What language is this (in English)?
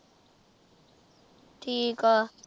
Punjabi